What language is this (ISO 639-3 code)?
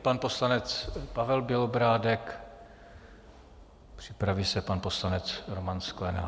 ces